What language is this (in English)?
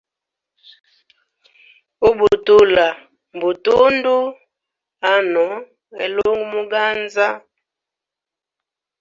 Hemba